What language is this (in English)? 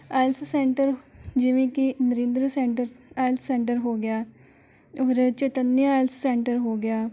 Punjabi